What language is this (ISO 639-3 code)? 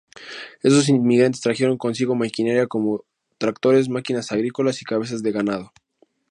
spa